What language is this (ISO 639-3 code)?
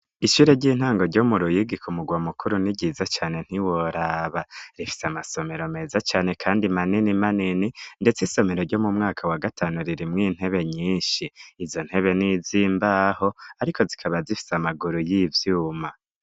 run